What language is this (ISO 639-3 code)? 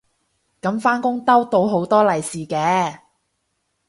yue